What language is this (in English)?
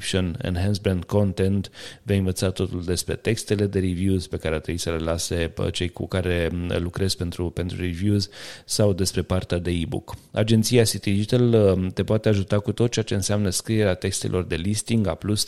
Romanian